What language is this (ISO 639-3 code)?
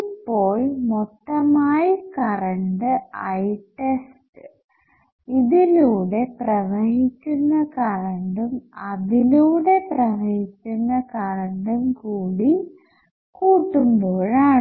mal